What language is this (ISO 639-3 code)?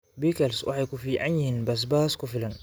som